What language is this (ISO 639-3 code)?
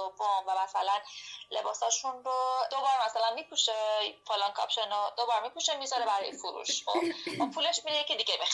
fas